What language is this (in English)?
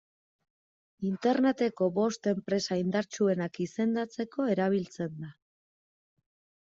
Basque